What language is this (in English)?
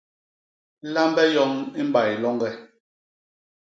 Basaa